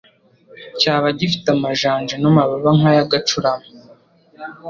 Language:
Kinyarwanda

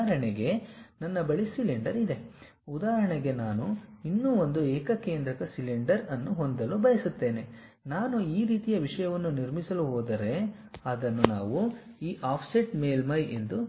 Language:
Kannada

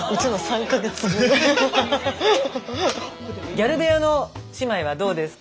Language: Japanese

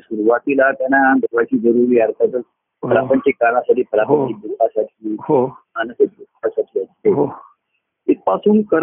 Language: Marathi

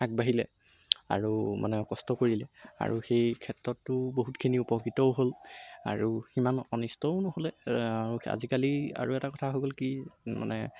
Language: Assamese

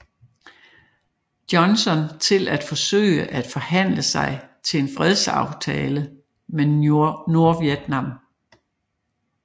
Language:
Danish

